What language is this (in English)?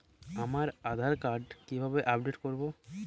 Bangla